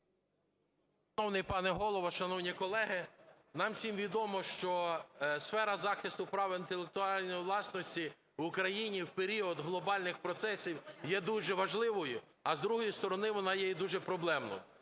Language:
Ukrainian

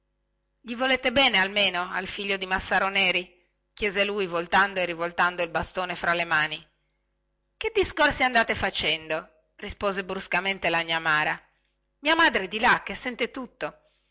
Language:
Italian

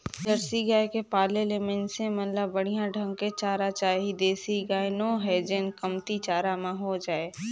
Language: Chhattisgarhi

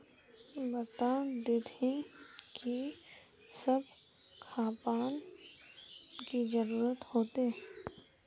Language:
Magahi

